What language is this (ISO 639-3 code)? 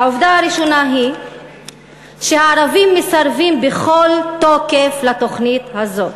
heb